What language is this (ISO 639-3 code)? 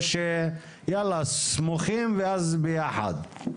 heb